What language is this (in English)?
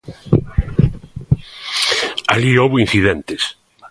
Galician